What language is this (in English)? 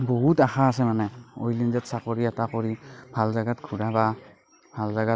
Assamese